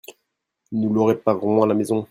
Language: French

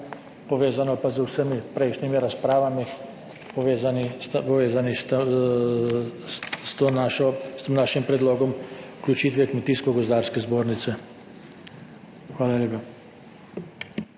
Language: Slovenian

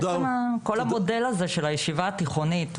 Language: Hebrew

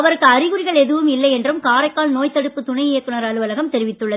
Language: Tamil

